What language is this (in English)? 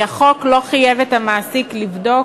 Hebrew